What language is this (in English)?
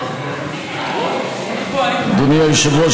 Hebrew